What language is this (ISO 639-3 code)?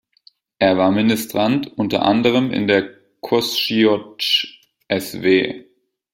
deu